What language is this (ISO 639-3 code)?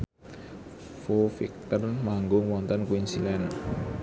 jav